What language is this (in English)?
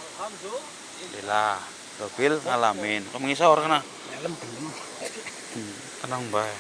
Javanese